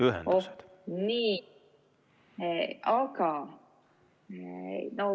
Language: Estonian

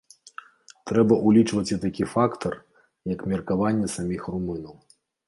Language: Belarusian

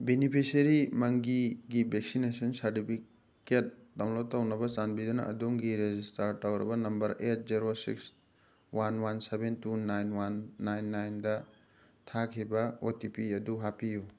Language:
Manipuri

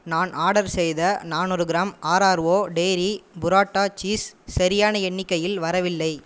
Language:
Tamil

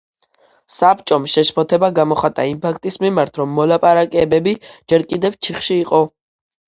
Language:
Georgian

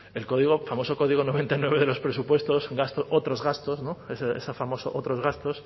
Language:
Spanish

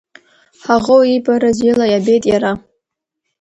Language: Abkhazian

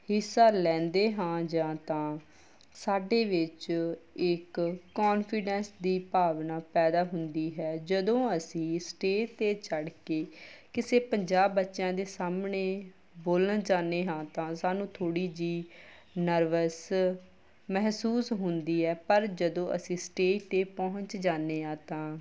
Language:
Punjabi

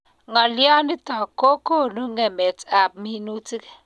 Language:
Kalenjin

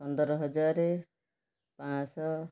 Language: Odia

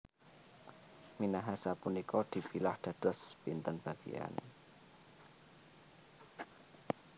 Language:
Javanese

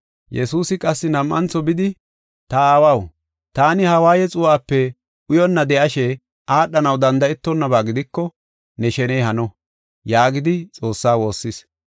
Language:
Gofa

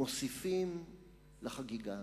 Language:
Hebrew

